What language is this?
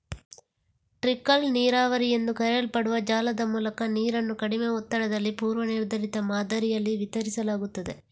Kannada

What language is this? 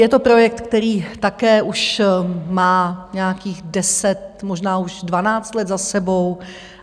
Czech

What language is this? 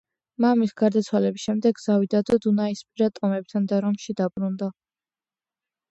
Georgian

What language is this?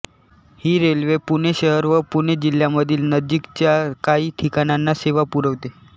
Marathi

